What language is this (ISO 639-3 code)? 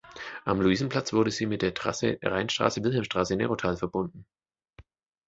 deu